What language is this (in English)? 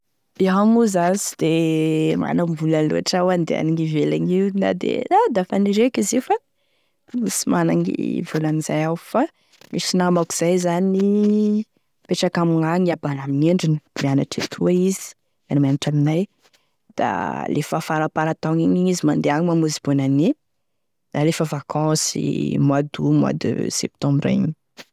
Tesaka Malagasy